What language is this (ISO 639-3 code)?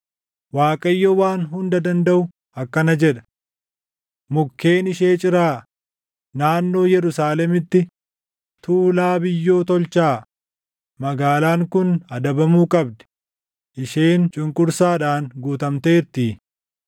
orm